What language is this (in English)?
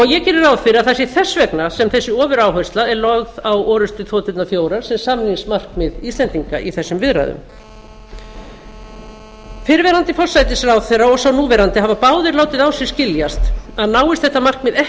Icelandic